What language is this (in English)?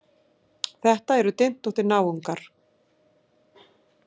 Icelandic